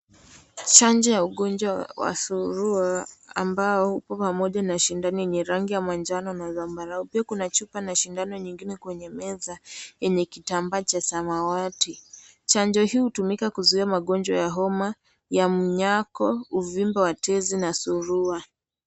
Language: Swahili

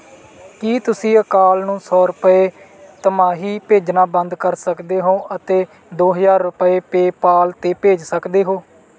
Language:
Punjabi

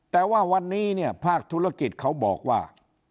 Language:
Thai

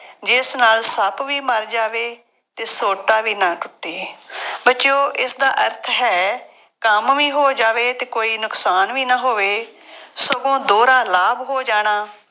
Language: Punjabi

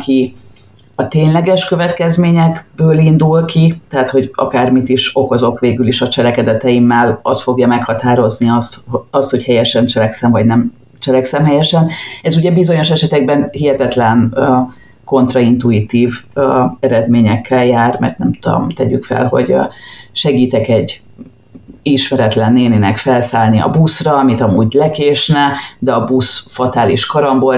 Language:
Hungarian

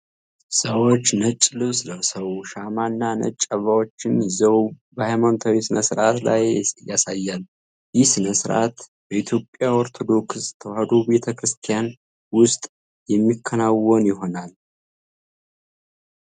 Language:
Amharic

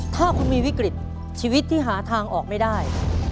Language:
Thai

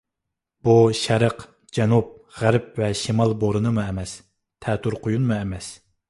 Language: Uyghur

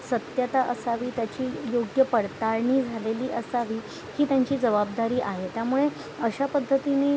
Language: Marathi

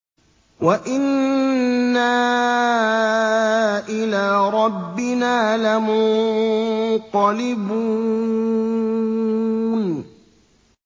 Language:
Arabic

